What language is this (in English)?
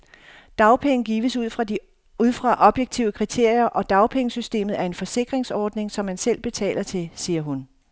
Danish